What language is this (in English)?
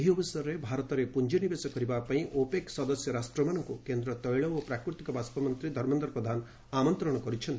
Odia